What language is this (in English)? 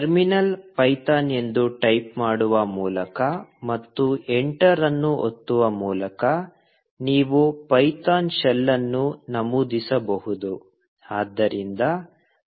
Kannada